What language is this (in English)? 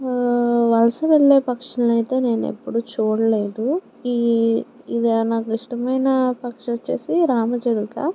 Telugu